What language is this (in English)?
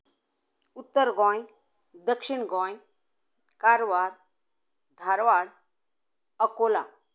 Konkani